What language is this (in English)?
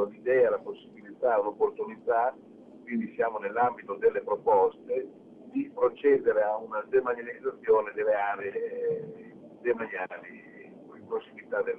Italian